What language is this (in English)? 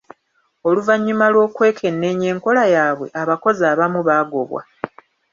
Ganda